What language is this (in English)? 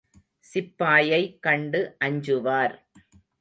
Tamil